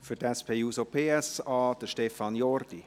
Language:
Swiss German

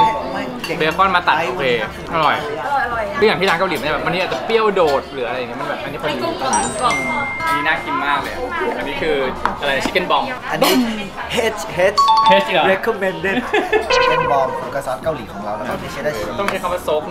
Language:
Thai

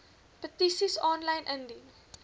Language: Afrikaans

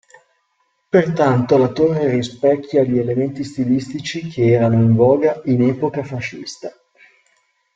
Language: Italian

